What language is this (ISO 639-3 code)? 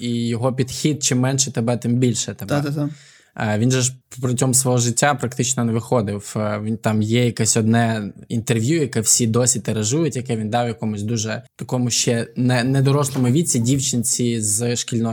ukr